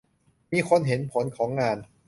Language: Thai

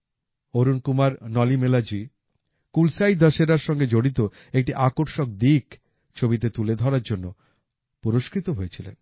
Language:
Bangla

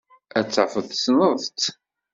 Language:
Kabyle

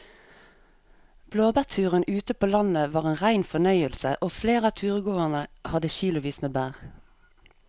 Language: Norwegian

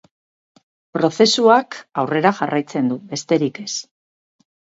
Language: Basque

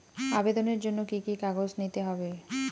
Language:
Bangla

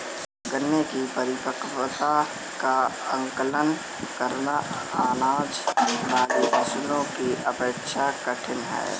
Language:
Hindi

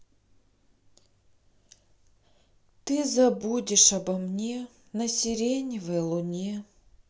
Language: Russian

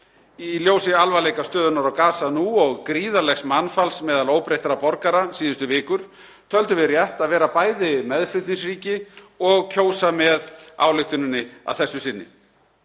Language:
Icelandic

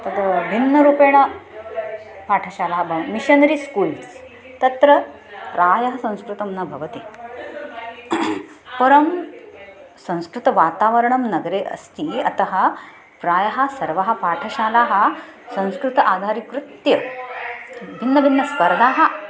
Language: Sanskrit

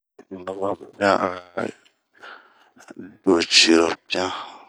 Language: Bomu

